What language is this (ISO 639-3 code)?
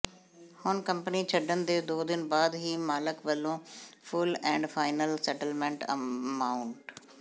pan